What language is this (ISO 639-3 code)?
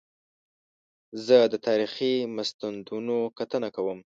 pus